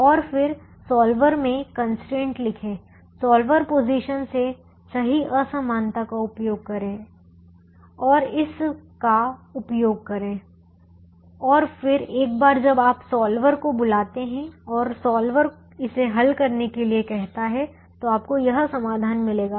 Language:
Hindi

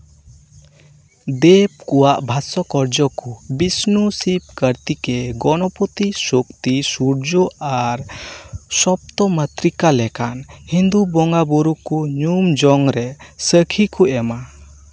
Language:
Santali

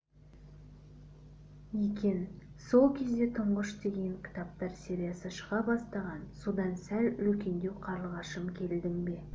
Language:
Kazakh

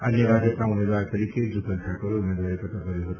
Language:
Gujarati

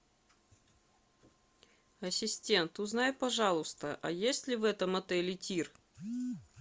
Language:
Russian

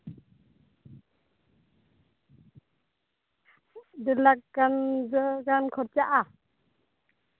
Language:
Santali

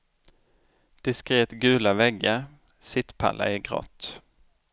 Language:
Swedish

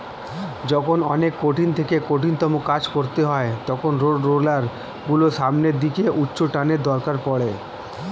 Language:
Bangla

